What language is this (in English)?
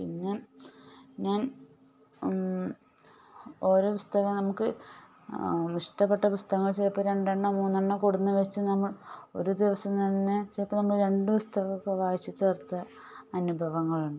Malayalam